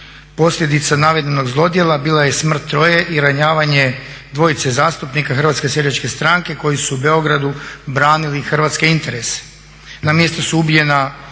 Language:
Croatian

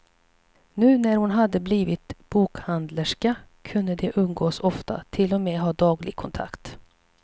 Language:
Swedish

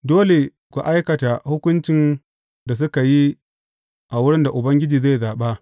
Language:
Hausa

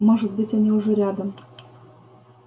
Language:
Russian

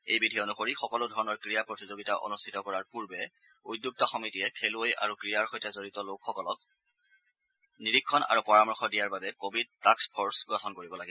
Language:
Assamese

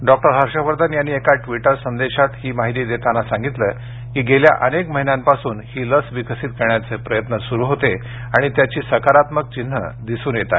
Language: Marathi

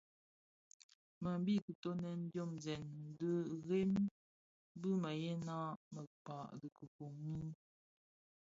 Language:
Bafia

